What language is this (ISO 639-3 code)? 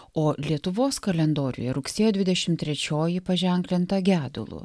lit